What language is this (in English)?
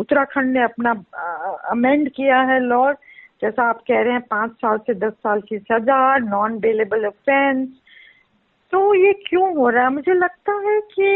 Hindi